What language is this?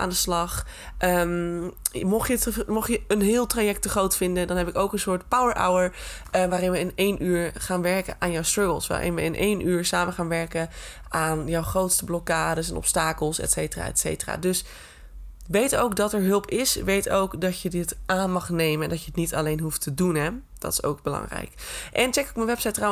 Dutch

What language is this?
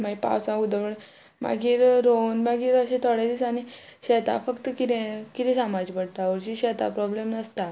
Konkani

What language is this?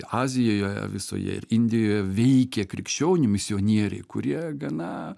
Lithuanian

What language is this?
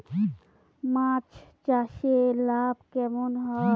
Bangla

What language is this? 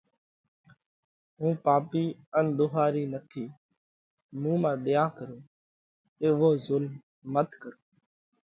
Parkari Koli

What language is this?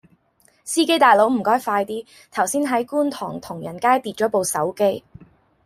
Cantonese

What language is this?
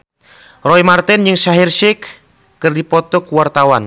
Sundanese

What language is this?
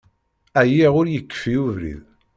Kabyle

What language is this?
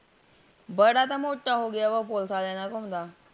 Punjabi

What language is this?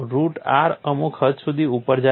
Gujarati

